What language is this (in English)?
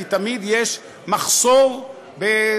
Hebrew